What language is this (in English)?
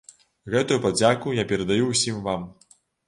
Belarusian